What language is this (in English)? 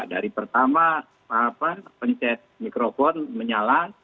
Indonesian